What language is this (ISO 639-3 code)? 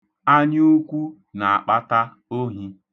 ibo